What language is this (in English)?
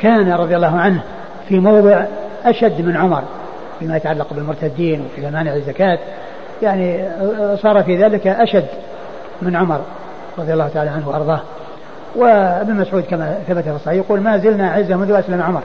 Arabic